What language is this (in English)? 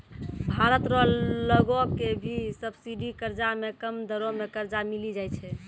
Maithili